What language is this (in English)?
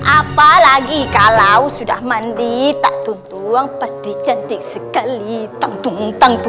Indonesian